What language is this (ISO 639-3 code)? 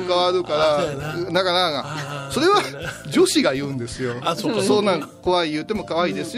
jpn